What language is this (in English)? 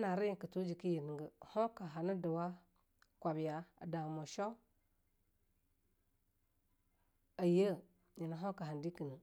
Longuda